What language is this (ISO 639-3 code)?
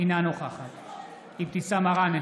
heb